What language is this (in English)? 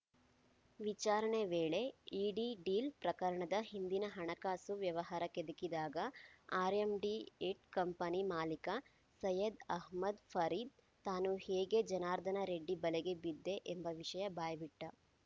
Kannada